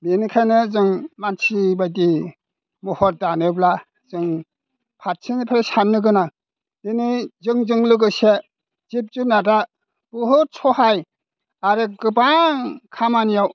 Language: Bodo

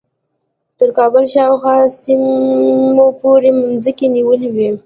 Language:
Pashto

